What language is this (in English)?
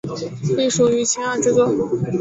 Chinese